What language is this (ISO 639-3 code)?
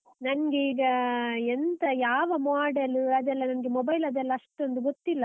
kan